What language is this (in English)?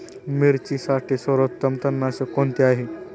Marathi